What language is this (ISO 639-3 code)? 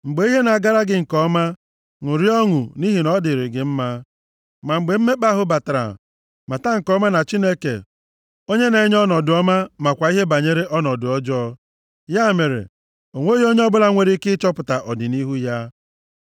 ibo